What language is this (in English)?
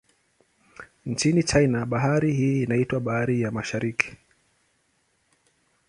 Swahili